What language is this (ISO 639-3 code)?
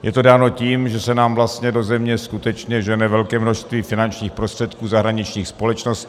ces